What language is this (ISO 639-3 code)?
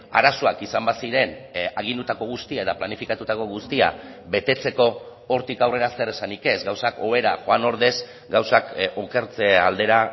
eus